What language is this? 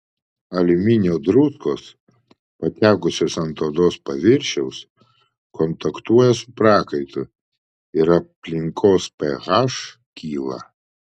Lithuanian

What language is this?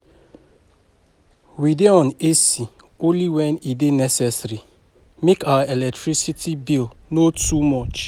Nigerian Pidgin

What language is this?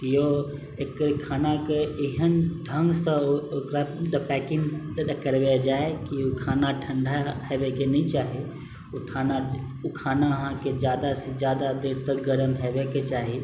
Maithili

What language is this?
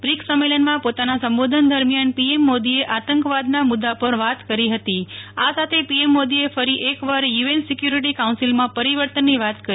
Gujarati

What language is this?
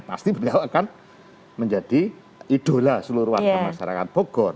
Indonesian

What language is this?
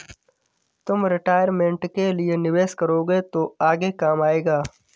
Hindi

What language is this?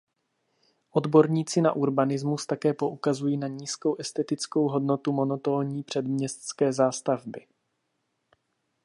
Czech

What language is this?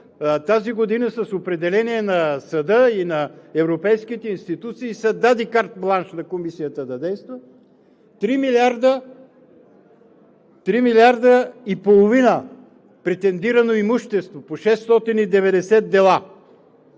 Bulgarian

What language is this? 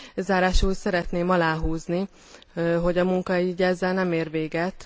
Hungarian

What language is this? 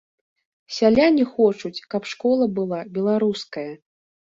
Belarusian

